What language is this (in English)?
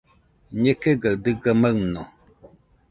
Nüpode Huitoto